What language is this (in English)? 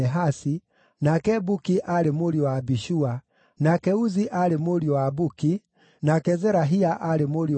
Kikuyu